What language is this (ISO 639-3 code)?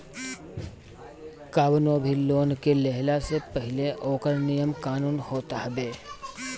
bho